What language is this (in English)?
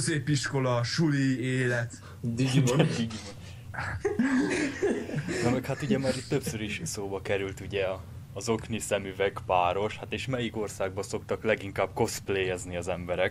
Hungarian